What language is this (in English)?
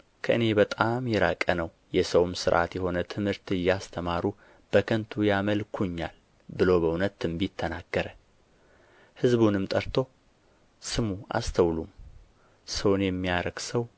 Amharic